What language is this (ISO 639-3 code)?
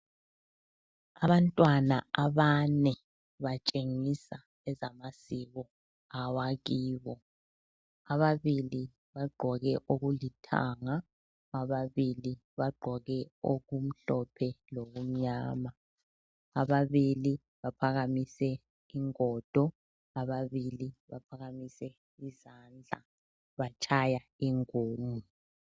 nde